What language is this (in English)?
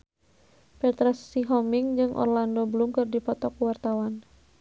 Sundanese